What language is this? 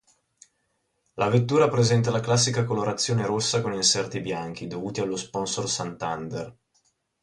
Italian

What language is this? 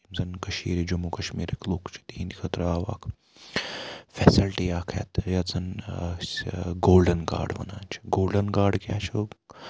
Kashmiri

